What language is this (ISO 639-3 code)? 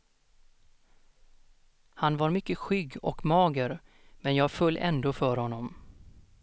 swe